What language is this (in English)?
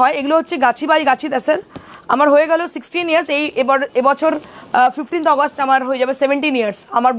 English